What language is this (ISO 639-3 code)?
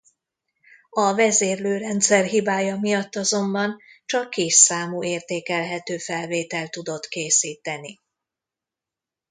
hun